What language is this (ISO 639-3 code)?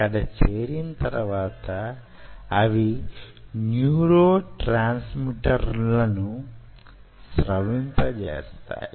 tel